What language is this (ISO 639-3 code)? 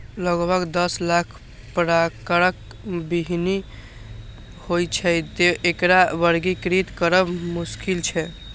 mai